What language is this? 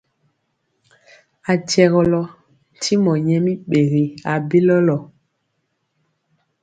Mpiemo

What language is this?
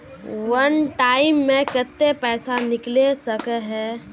Magahi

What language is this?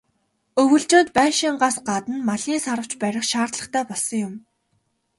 Mongolian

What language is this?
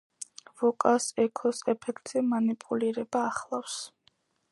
Georgian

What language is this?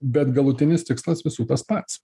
Lithuanian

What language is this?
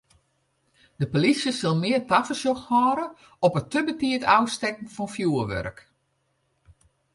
Western Frisian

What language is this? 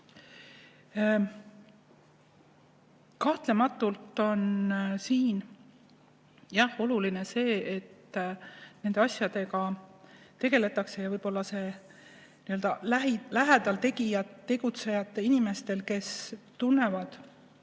Estonian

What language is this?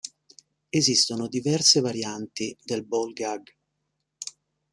Italian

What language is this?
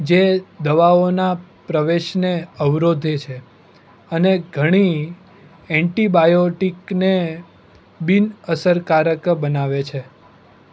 Gujarati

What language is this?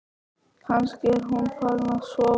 Icelandic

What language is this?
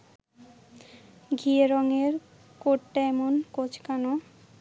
Bangla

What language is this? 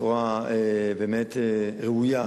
Hebrew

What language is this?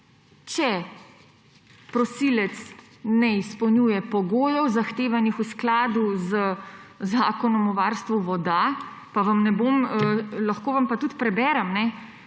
Slovenian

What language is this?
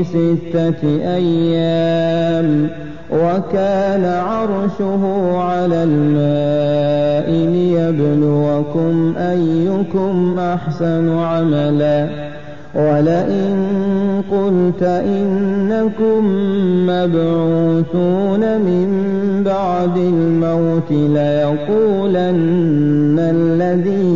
Arabic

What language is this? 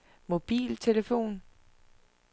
Danish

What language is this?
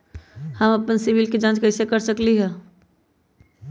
Magahi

